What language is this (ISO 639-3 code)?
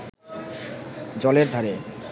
ben